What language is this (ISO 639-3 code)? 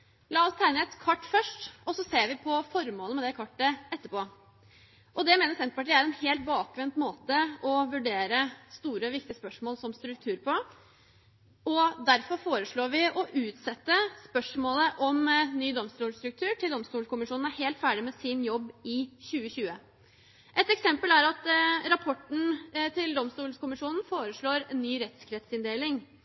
nob